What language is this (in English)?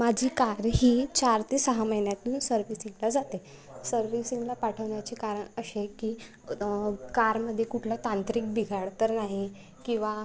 Marathi